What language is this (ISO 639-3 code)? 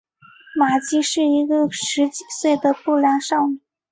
zho